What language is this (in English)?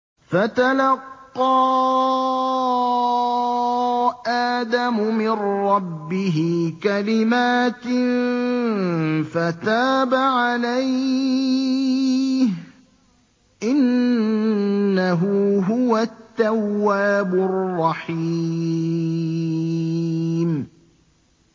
Arabic